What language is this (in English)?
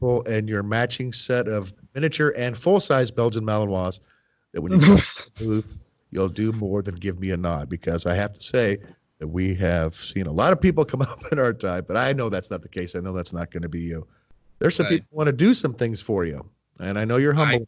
English